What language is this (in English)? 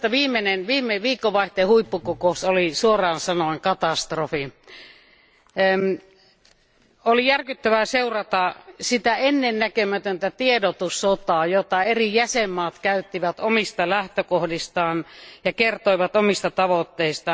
Finnish